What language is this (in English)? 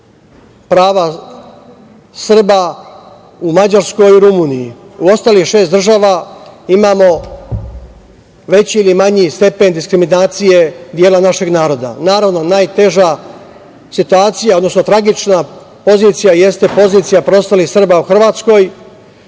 Serbian